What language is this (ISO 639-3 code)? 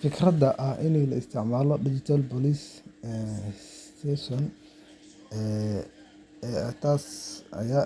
som